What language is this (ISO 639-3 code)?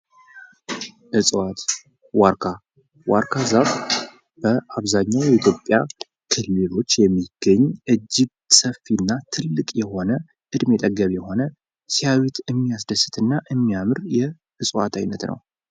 amh